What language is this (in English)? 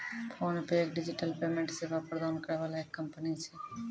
Maithili